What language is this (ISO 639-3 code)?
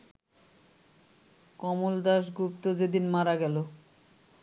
ben